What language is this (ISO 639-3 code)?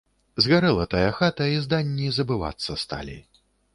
bel